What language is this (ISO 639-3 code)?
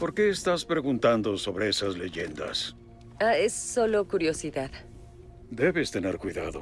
spa